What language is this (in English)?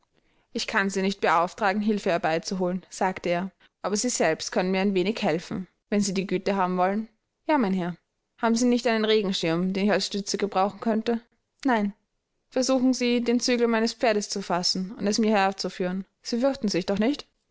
German